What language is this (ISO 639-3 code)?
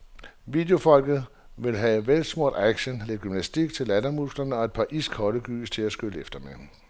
dan